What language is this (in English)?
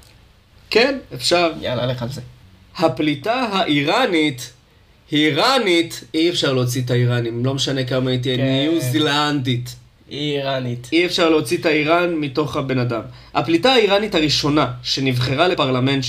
Hebrew